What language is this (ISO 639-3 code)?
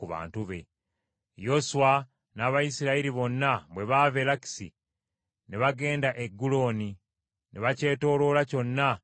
lug